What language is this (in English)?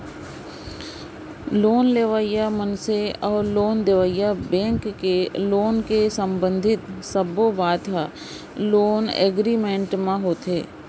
Chhattisgarhi